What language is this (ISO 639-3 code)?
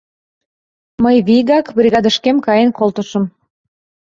chm